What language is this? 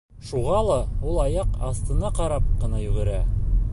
Bashkir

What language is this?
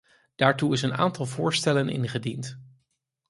Dutch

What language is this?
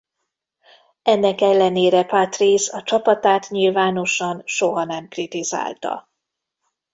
Hungarian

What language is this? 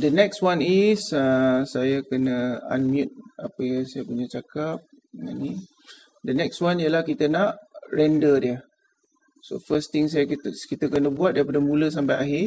Malay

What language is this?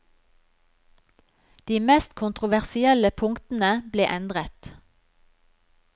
Norwegian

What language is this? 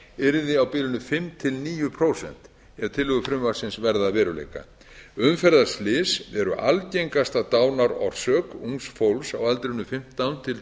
Icelandic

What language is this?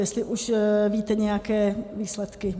Czech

